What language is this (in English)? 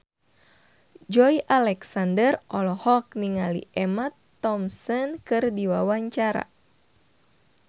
Sundanese